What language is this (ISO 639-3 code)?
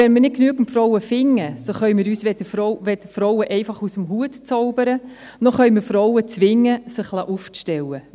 gsw